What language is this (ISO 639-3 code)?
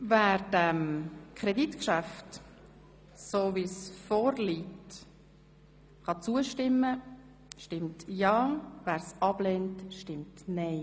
gsw